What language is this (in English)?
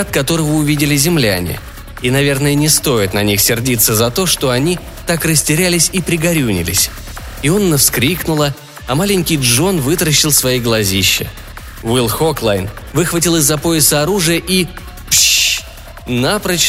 Russian